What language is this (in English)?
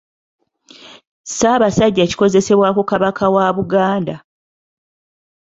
Ganda